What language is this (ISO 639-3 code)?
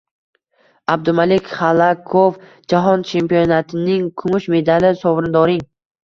uzb